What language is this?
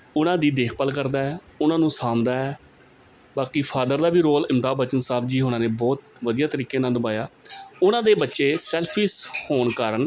Punjabi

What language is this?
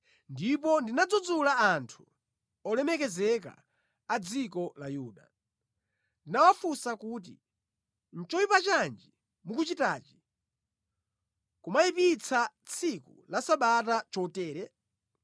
Nyanja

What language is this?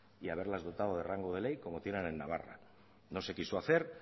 Spanish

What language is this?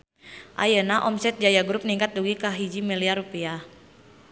Sundanese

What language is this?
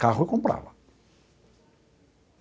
Portuguese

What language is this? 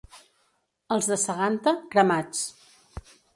Catalan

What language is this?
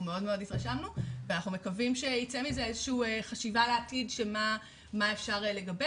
Hebrew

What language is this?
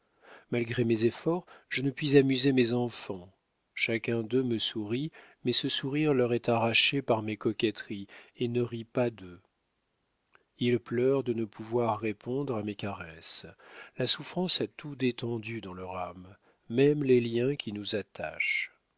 French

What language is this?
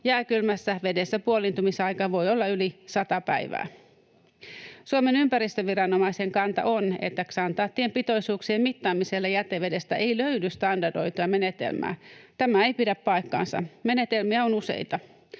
Finnish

